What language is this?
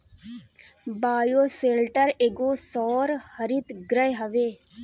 Bhojpuri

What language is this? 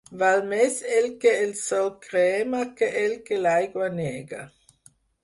Catalan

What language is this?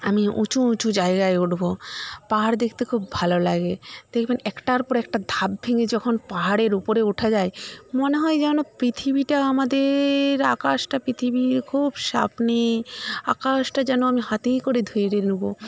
Bangla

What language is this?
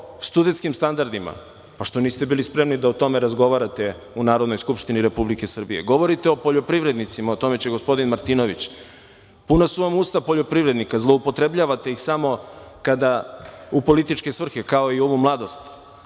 Serbian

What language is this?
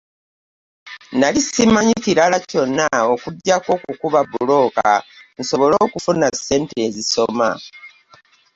Ganda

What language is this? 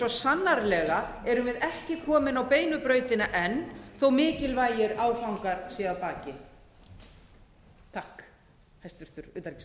Icelandic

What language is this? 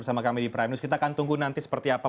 Indonesian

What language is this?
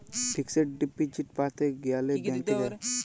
Bangla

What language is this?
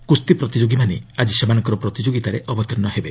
Odia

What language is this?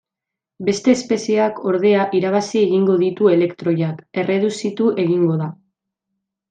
Basque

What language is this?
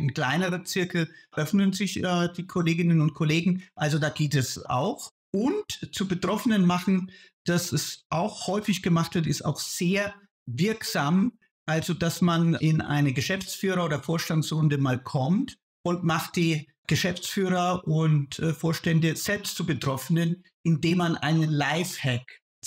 German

